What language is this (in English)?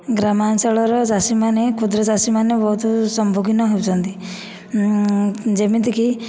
Odia